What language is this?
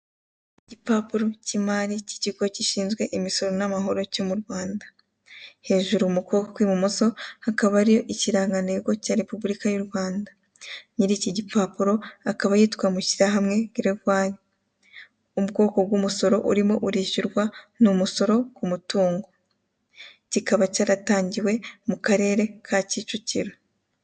Kinyarwanda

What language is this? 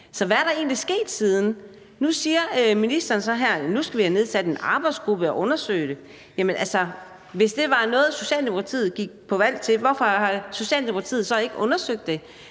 Danish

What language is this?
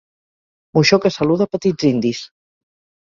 Catalan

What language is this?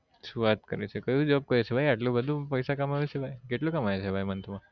Gujarati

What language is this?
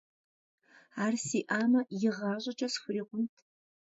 Kabardian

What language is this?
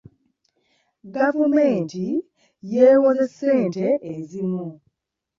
Ganda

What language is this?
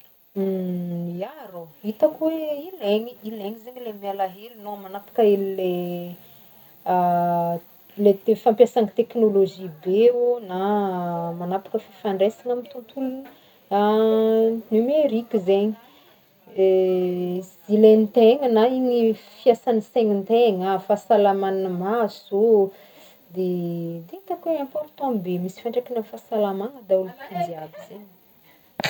Northern Betsimisaraka Malagasy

